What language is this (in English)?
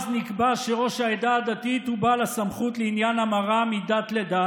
Hebrew